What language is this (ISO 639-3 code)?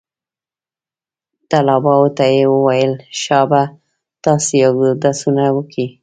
pus